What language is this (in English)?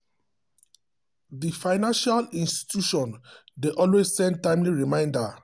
Nigerian Pidgin